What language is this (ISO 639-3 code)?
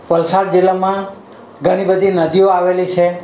guj